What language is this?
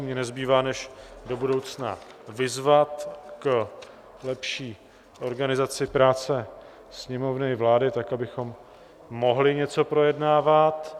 Czech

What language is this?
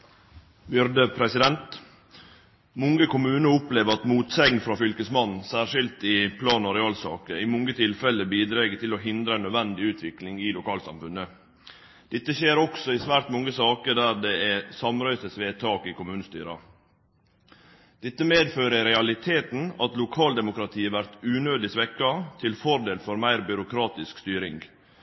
Norwegian Nynorsk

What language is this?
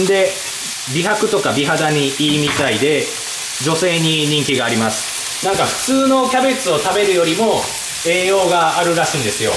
Japanese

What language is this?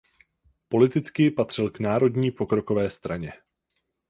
Czech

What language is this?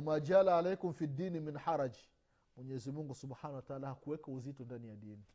Swahili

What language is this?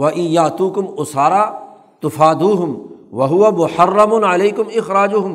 Urdu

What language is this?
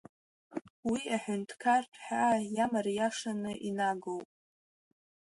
Abkhazian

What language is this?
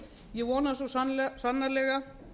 Icelandic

